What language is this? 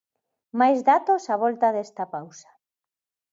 Galician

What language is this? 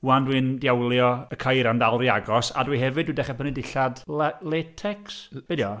Welsh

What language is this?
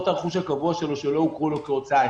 Hebrew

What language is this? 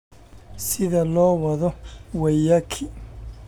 Somali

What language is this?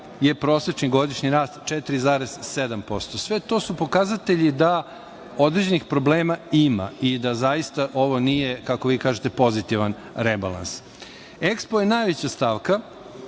Serbian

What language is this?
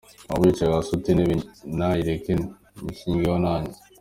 Kinyarwanda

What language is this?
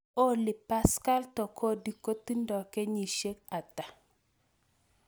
Kalenjin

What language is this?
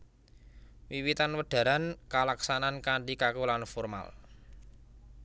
Javanese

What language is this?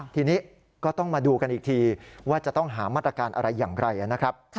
Thai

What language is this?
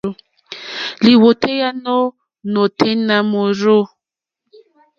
Mokpwe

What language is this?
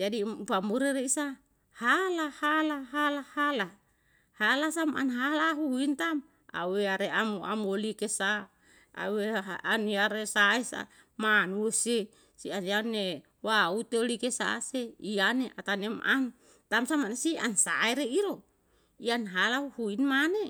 Yalahatan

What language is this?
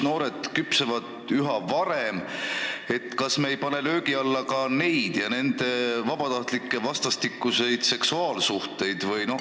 Estonian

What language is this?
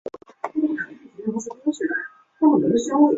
Chinese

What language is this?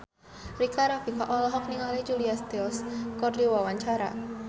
Sundanese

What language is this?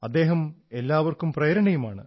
Malayalam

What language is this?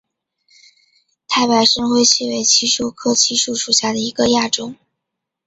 Chinese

